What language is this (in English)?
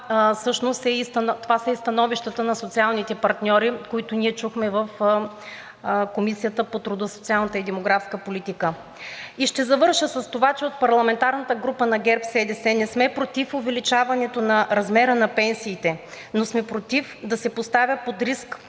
Bulgarian